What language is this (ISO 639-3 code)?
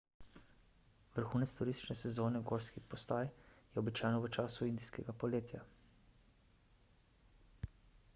slv